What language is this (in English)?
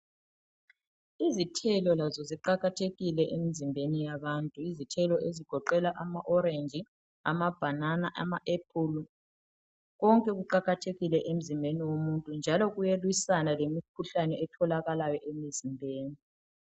North Ndebele